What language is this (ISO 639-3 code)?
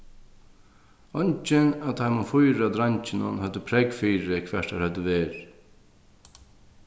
fao